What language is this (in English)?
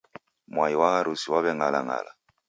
Taita